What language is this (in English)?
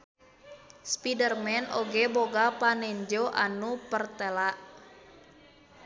Sundanese